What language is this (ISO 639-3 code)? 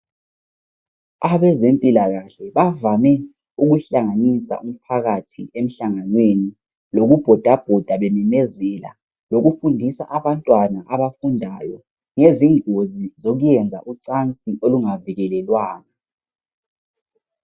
nde